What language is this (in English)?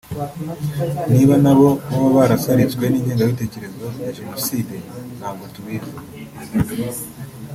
Kinyarwanda